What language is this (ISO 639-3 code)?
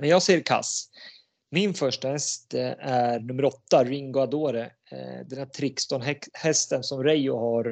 swe